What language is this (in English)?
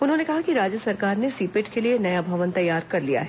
Hindi